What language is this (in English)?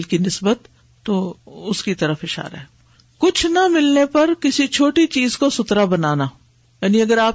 Urdu